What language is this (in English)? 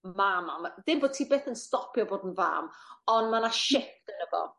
Welsh